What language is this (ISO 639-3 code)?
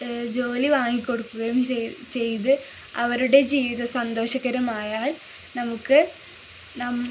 mal